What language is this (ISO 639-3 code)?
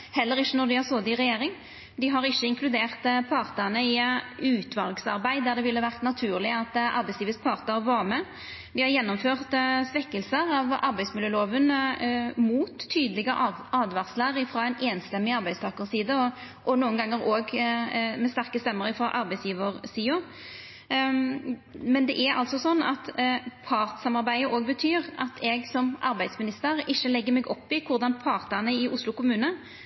nno